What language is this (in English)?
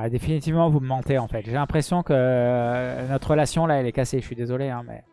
French